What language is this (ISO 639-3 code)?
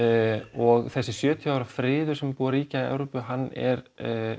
isl